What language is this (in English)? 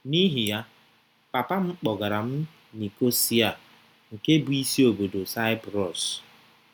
Igbo